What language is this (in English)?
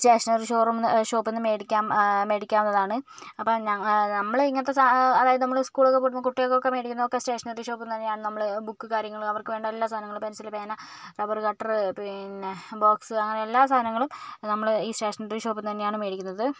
Malayalam